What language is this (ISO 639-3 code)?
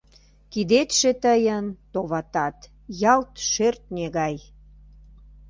chm